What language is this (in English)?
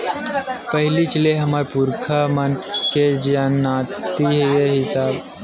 Chhattisgarhi